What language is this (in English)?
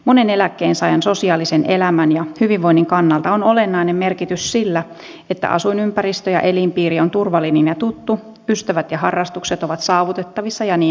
Finnish